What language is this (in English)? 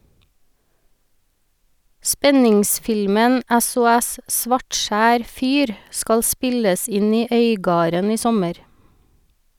Norwegian